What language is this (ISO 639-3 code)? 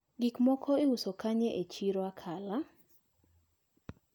luo